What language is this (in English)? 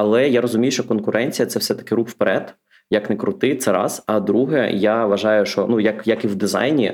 Ukrainian